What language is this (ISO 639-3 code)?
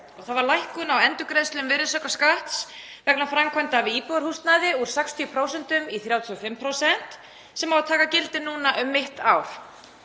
isl